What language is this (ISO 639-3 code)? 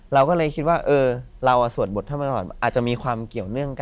tha